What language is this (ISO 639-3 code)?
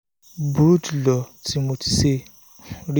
yor